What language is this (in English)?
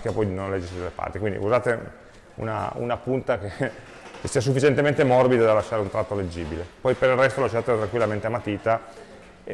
Italian